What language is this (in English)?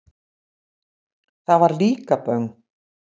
Icelandic